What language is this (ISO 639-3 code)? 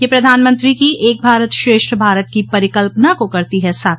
hin